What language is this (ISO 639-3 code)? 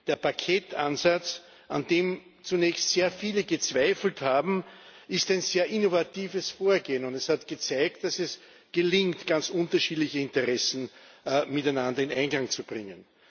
deu